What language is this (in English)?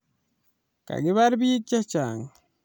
Kalenjin